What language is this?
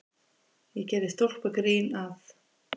Icelandic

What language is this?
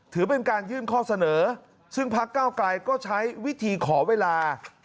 Thai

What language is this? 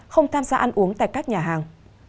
Vietnamese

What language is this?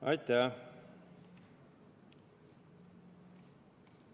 Estonian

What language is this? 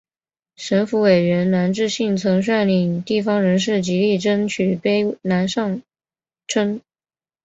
Chinese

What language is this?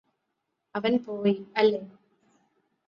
Malayalam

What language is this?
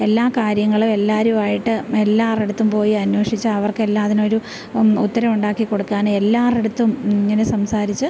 Malayalam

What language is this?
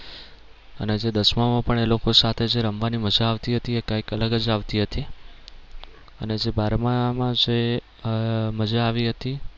Gujarati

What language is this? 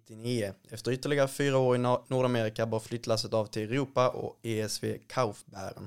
Swedish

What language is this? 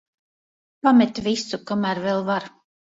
Latvian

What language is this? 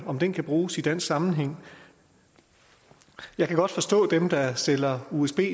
Danish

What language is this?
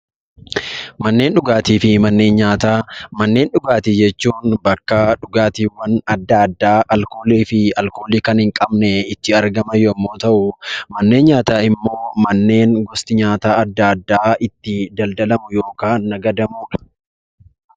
Oromo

